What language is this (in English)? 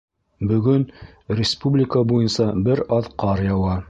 Bashkir